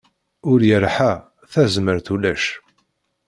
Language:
Kabyle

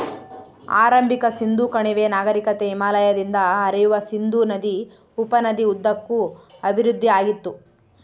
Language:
Kannada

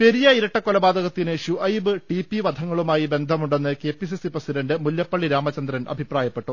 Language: Malayalam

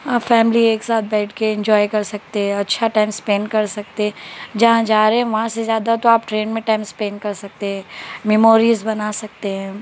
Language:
Urdu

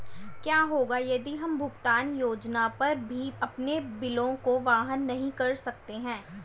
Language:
Hindi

